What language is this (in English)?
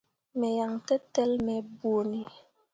Mundang